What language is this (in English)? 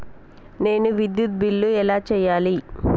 Telugu